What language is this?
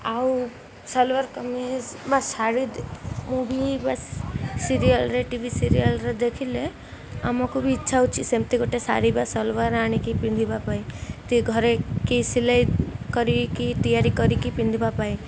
Odia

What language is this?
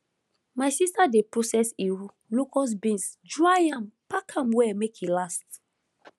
Nigerian Pidgin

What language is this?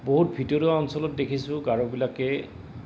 Assamese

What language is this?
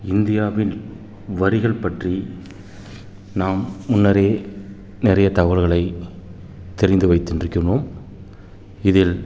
Tamil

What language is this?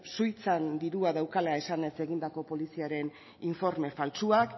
Basque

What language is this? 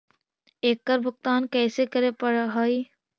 Magahi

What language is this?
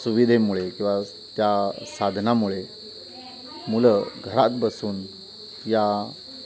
Marathi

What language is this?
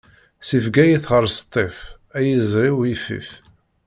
Kabyle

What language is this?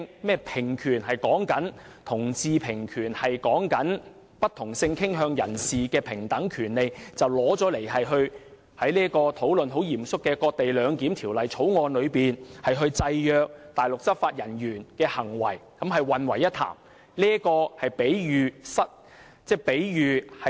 Cantonese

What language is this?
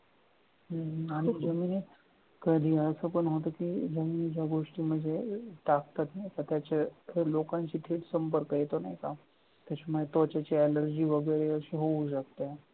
Marathi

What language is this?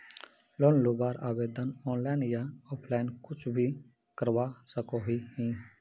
Magahi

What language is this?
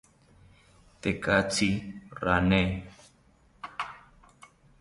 South Ucayali Ashéninka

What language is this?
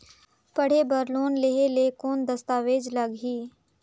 Chhattisgarhi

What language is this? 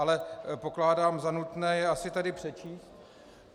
Czech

